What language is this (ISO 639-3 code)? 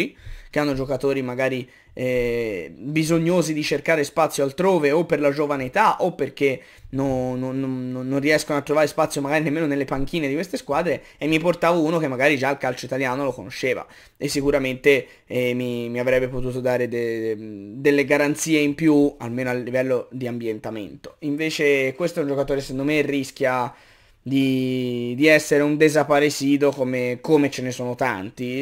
ita